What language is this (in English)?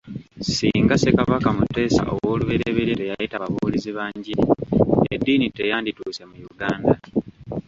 Ganda